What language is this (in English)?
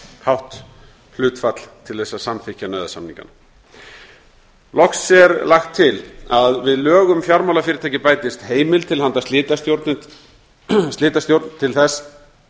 Icelandic